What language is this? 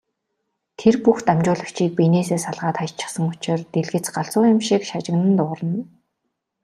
Mongolian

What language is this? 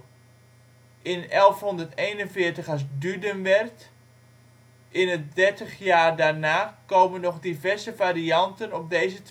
Dutch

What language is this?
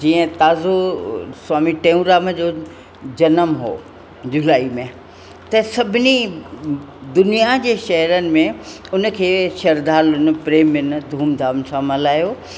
Sindhi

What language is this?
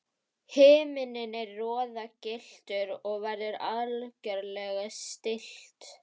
Icelandic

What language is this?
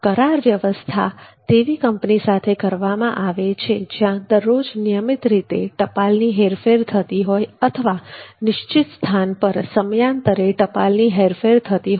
Gujarati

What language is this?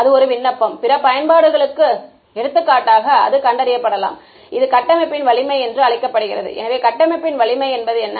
Tamil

